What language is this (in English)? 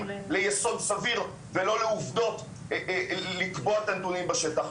Hebrew